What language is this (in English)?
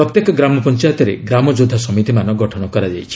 Odia